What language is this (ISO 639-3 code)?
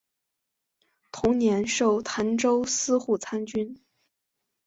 zho